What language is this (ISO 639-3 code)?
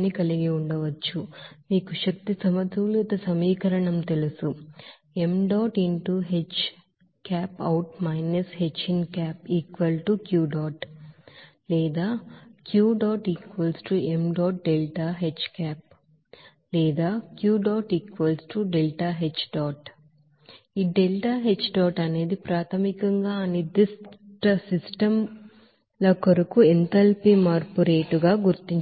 tel